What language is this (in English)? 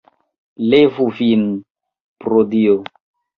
Esperanto